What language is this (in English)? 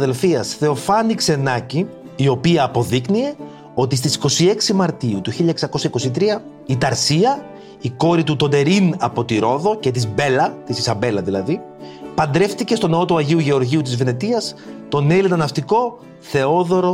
Greek